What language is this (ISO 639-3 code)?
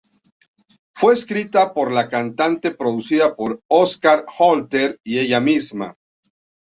spa